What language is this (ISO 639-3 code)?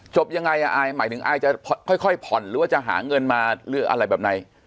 tha